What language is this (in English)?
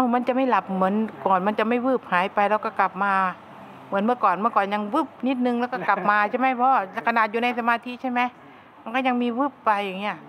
Thai